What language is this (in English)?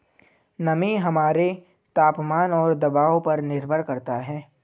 Hindi